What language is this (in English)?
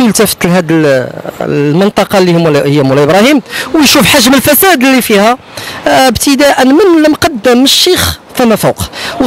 Arabic